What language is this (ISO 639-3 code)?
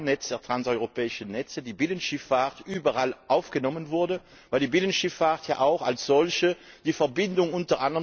deu